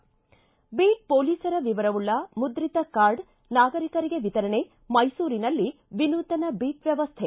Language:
Kannada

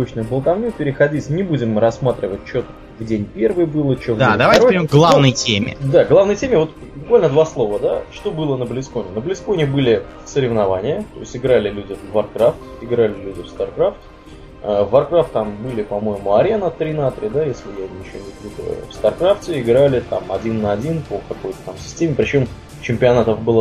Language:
Russian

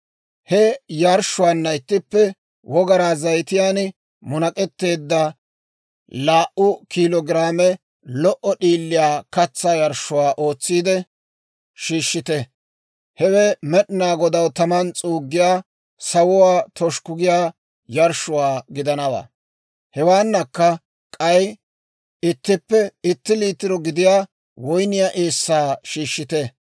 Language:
Dawro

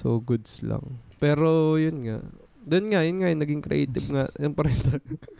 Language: Filipino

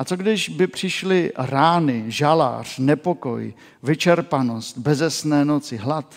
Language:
Czech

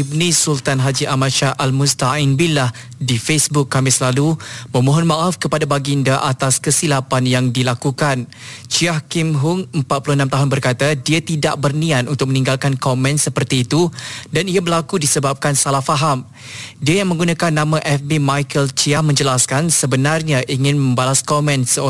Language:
Malay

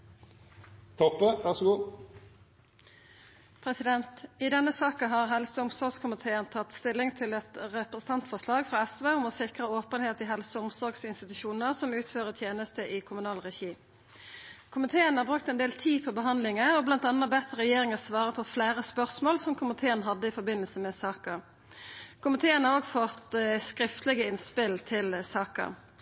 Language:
Norwegian Nynorsk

